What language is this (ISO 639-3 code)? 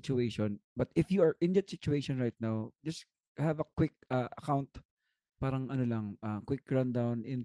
fil